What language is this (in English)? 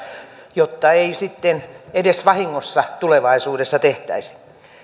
Finnish